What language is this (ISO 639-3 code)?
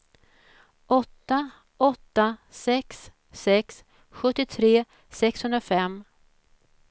swe